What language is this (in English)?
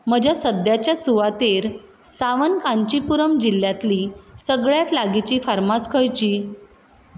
Konkani